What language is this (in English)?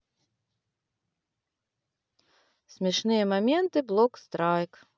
Russian